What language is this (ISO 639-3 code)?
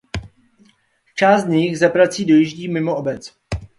ces